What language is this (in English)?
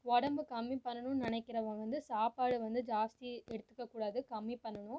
Tamil